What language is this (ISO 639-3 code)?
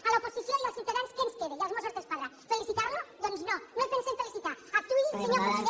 cat